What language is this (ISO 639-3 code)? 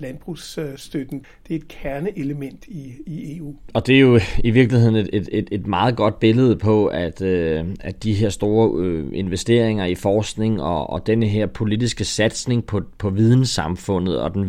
dan